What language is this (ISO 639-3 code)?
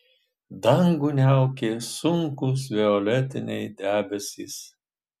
lit